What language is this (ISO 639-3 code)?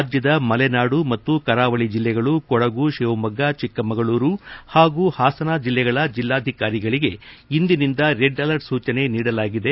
kan